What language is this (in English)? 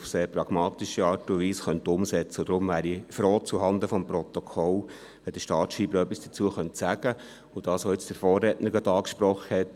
Swiss German